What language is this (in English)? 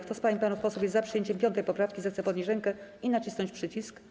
Polish